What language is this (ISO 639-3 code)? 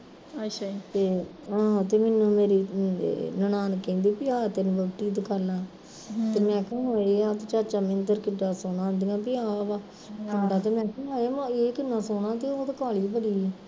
pan